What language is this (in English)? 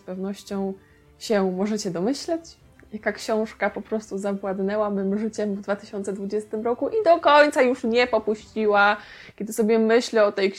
Polish